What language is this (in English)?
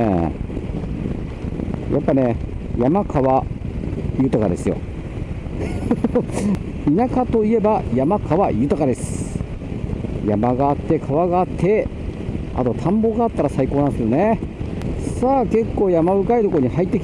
Japanese